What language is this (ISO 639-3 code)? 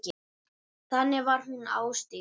isl